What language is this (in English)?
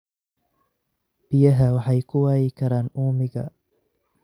Somali